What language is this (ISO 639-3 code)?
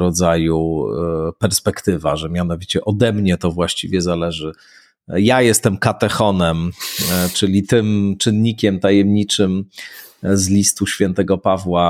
pol